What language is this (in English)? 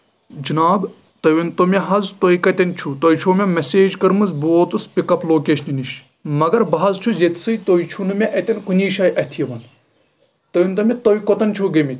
Kashmiri